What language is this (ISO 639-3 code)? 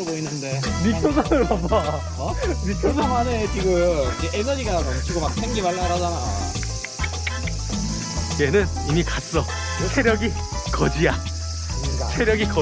kor